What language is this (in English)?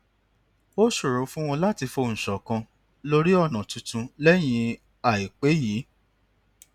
Yoruba